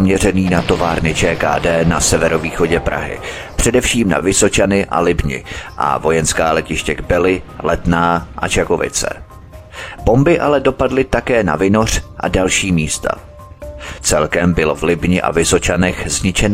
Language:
Czech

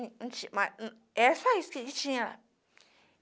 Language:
Portuguese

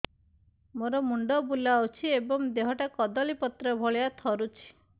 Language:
Odia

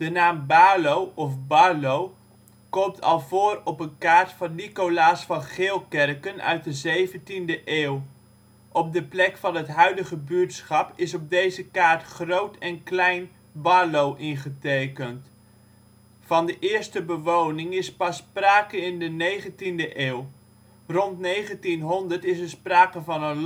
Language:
Dutch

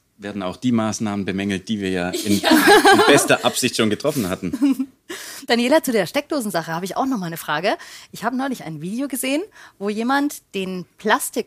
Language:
German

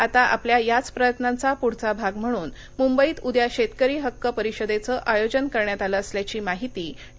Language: Marathi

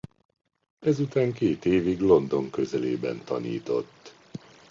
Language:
Hungarian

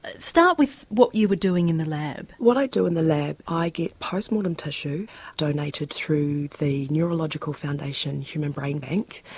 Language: English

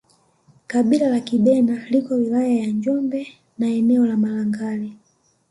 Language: Swahili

